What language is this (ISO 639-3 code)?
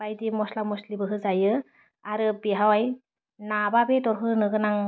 brx